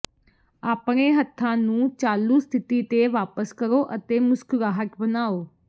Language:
Punjabi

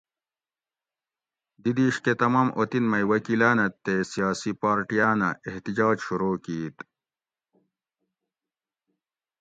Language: Gawri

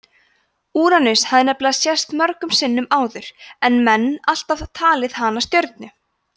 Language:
Icelandic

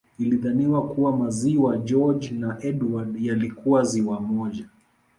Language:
Swahili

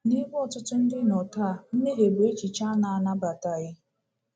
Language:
Igbo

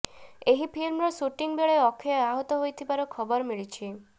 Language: Odia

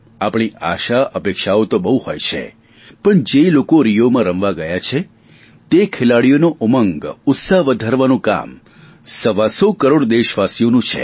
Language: Gujarati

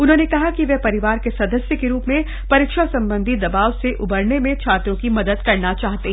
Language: Hindi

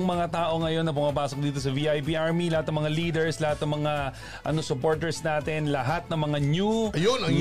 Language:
Filipino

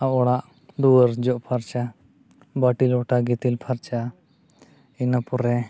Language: Santali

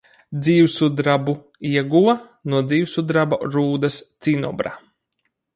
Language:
Latvian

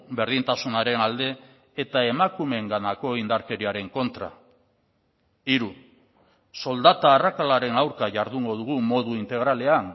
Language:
Basque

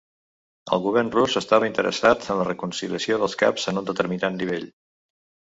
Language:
Catalan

